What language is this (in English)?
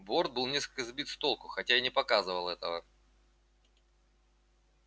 Russian